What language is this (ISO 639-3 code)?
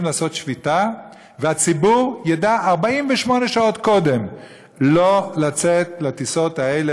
heb